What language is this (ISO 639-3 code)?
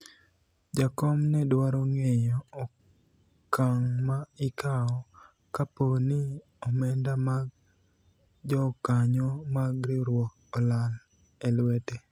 luo